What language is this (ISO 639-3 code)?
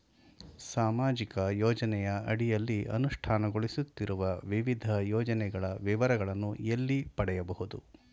kan